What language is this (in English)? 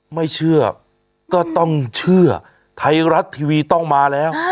Thai